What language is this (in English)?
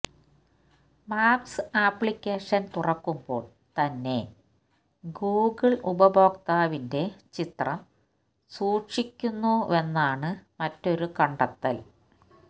Malayalam